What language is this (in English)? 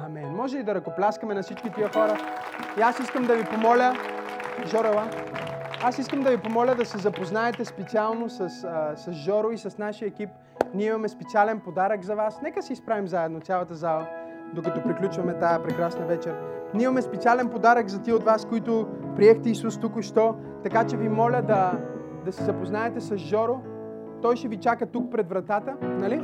Bulgarian